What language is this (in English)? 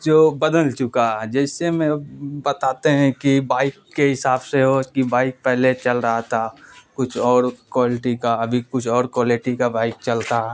Urdu